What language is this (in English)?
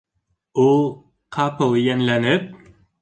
Bashkir